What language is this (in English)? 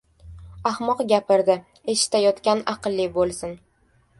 Uzbek